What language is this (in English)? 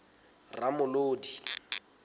Southern Sotho